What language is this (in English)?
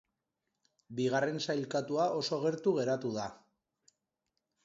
Basque